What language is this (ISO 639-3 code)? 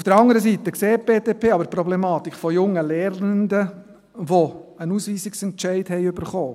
gsw